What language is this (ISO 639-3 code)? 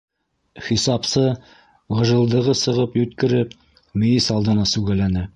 bak